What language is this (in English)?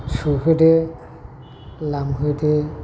Bodo